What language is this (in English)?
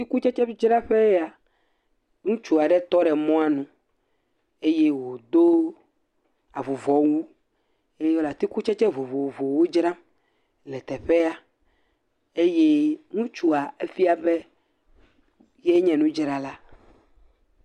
Ewe